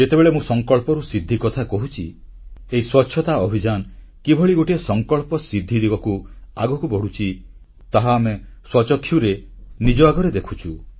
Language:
Odia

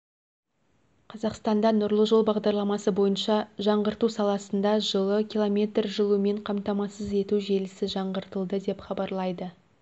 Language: Kazakh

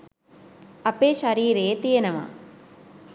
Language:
Sinhala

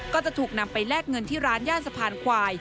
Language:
Thai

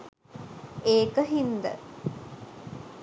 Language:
Sinhala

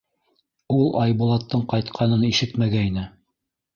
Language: Bashkir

